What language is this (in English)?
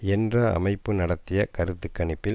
Tamil